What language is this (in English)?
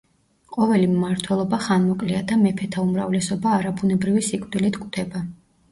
Georgian